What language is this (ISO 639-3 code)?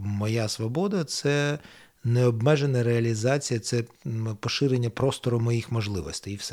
ukr